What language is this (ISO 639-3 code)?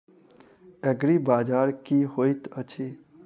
mai